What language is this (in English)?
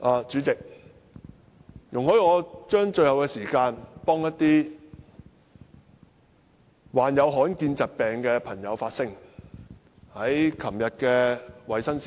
Cantonese